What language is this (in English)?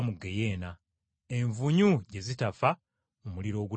Ganda